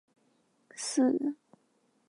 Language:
Chinese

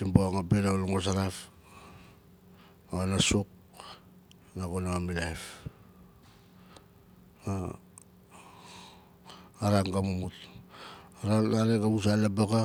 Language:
Nalik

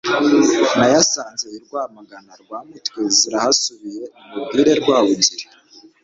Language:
Kinyarwanda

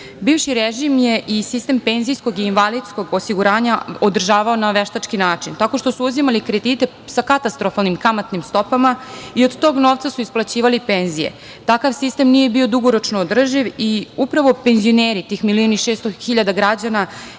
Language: Serbian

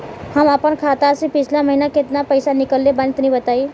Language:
Bhojpuri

